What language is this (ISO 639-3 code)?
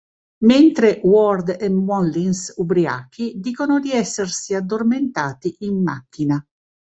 ita